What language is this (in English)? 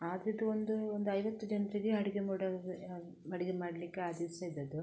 Kannada